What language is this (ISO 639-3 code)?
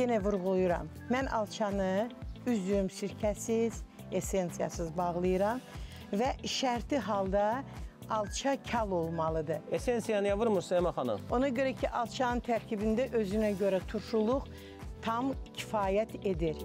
tur